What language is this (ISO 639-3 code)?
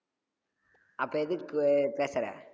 tam